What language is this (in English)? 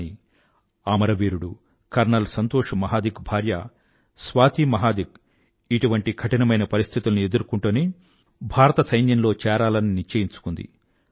Telugu